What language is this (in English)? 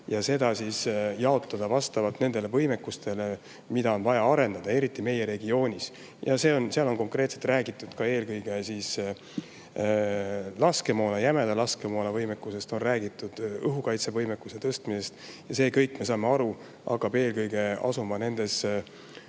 Estonian